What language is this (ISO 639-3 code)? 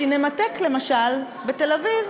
heb